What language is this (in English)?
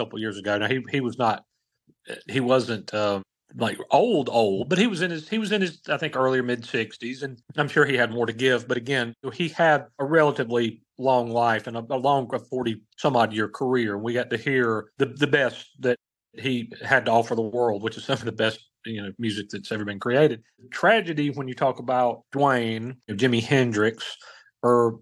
English